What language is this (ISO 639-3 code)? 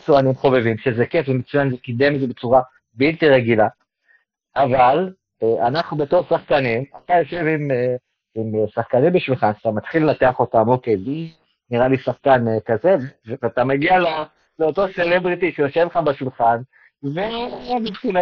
heb